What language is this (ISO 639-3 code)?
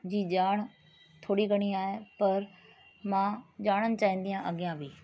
snd